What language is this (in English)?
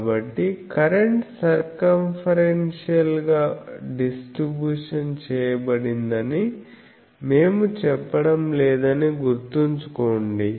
Telugu